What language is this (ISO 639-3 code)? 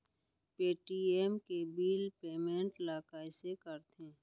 hne